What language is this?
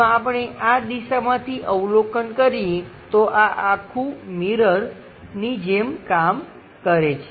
Gujarati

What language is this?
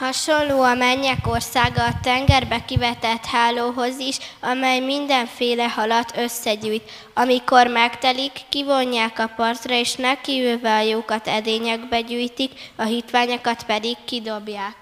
Hungarian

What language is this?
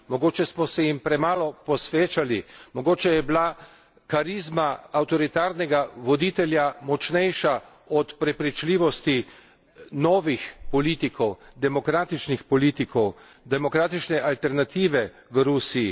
Slovenian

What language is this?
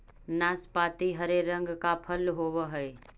Magahi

